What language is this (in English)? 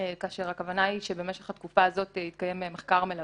Hebrew